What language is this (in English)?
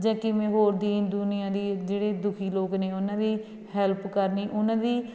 Punjabi